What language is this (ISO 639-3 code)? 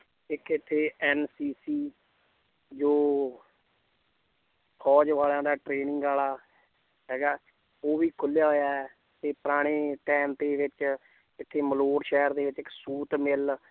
pan